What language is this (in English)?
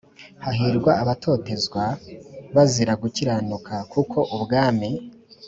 Kinyarwanda